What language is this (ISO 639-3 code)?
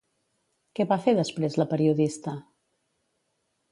cat